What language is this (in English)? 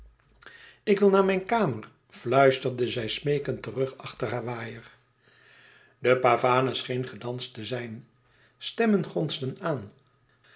Dutch